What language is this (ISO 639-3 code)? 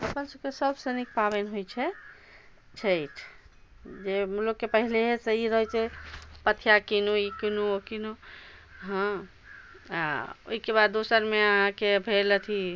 mai